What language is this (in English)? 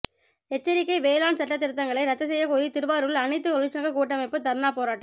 Tamil